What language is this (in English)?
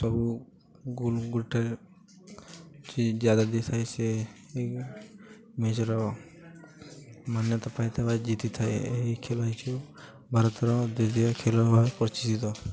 Odia